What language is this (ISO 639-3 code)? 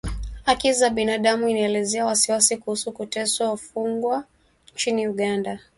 swa